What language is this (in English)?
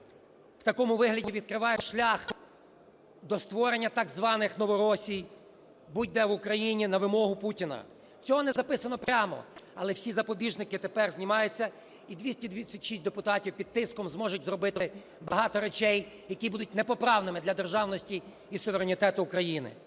Ukrainian